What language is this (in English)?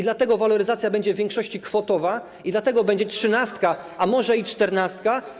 Polish